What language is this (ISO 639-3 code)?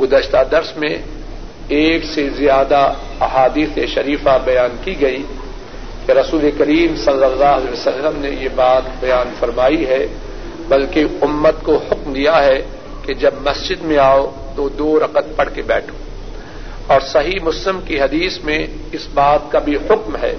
urd